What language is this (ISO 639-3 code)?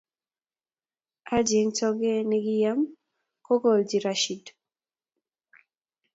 kln